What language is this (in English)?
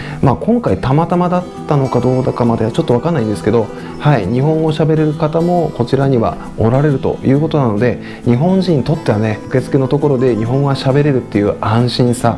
Japanese